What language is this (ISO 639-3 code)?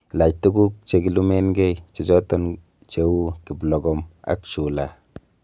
kln